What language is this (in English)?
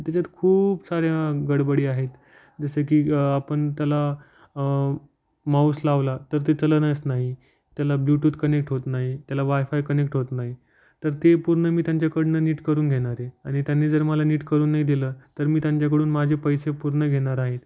Marathi